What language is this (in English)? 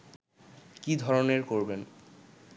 Bangla